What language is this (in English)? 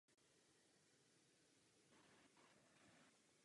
Czech